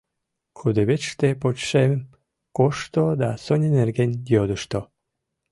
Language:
Mari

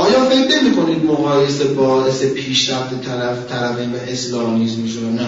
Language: Persian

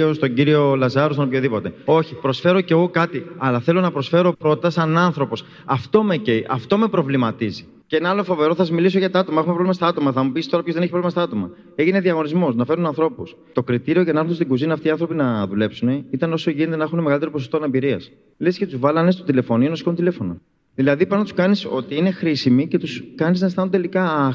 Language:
Greek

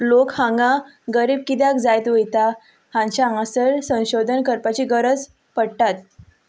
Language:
Konkani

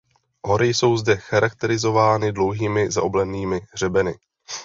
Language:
Czech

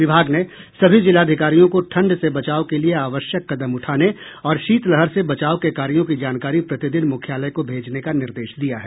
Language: Hindi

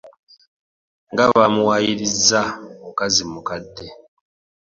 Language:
Ganda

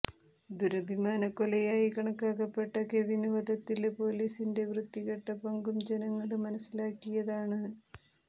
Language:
Malayalam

